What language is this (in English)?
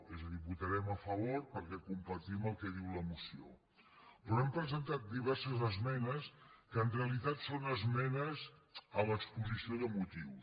Catalan